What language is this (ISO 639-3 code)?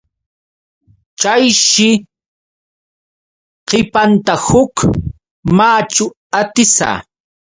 qux